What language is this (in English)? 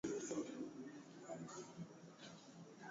Swahili